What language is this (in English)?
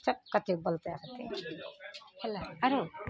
Maithili